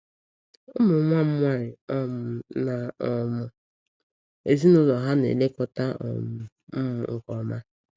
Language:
Igbo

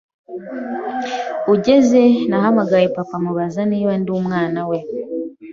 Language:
Kinyarwanda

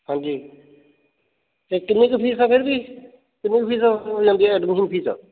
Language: Punjabi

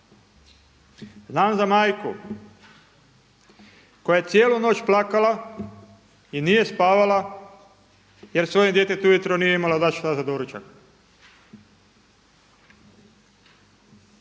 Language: Croatian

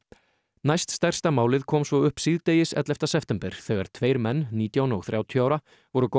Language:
Icelandic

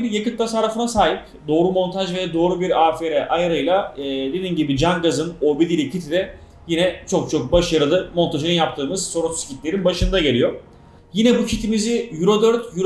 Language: Turkish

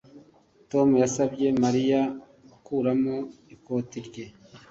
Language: Kinyarwanda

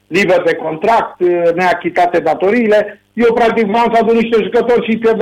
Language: Romanian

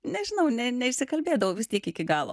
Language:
Lithuanian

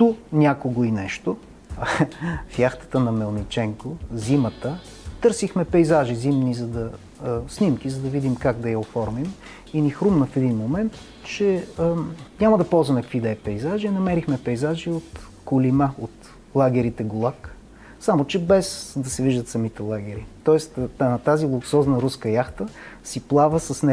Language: Bulgarian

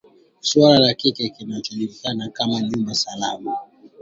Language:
Swahili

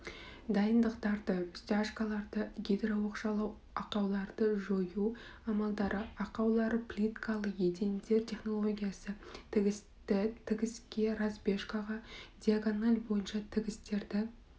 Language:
Kazakh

